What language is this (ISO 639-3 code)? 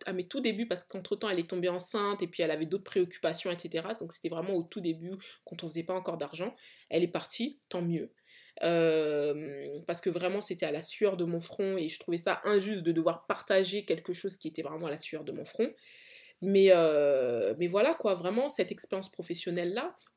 fra